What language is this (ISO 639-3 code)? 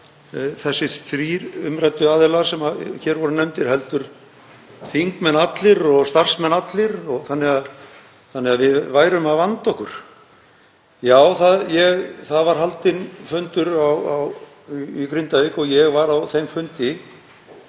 isl